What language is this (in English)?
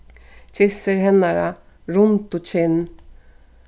Faroese